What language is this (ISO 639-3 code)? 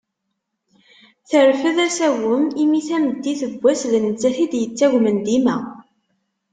kab